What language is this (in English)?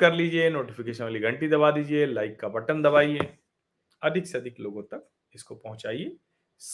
Hindi